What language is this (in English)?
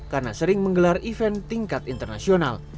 Indonesian